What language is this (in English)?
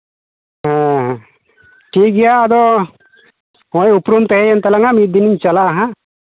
Santali